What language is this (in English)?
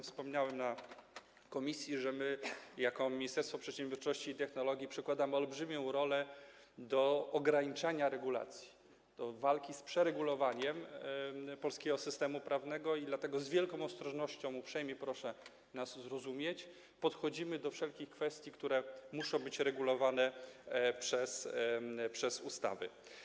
Polish